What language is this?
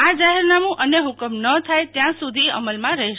Gujarati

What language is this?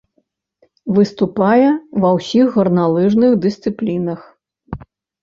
Belarusian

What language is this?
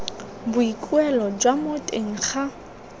Tswana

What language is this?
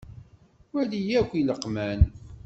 Kabyle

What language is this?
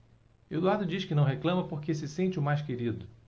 Portuguese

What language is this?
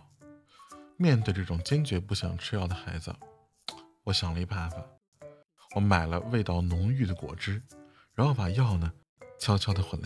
Chinese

